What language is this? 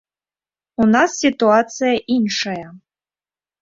Belarusian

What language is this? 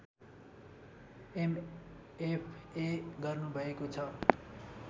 Nepali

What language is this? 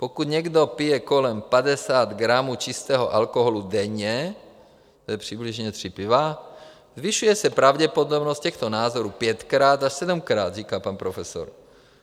Czech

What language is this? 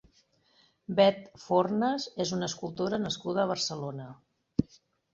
Catalan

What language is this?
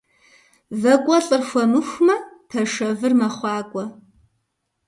Kabardian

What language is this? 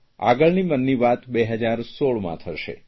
Gujarati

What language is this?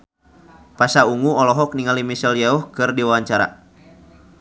Sundanese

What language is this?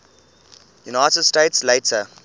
English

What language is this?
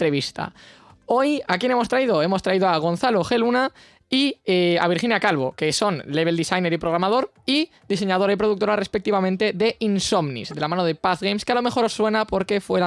Spanish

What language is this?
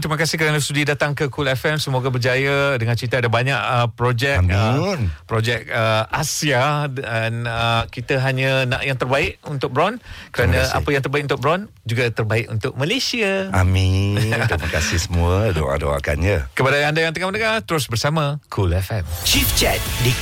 Malay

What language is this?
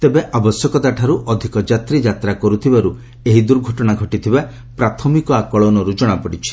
Odia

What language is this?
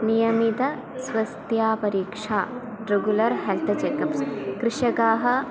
Sanskrit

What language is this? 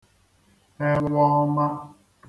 Igbo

